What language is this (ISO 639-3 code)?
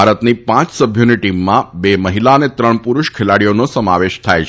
guj